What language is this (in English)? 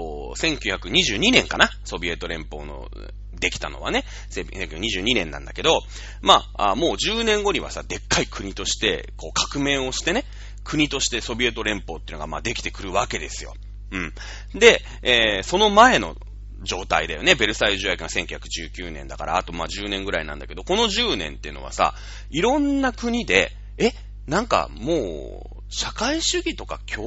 Japanese